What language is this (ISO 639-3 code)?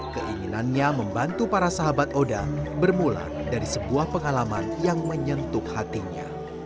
ind